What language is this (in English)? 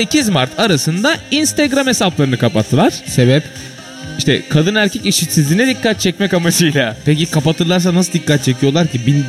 Turkish